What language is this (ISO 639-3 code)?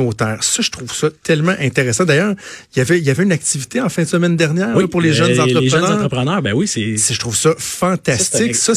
fra